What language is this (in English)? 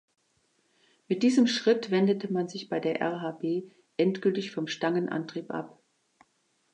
German